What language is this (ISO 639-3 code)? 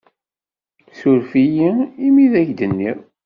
kab